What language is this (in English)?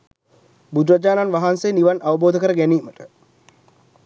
Sinhala